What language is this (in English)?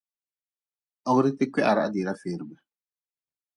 Nawdm